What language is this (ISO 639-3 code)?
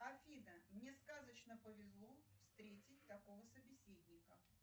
rus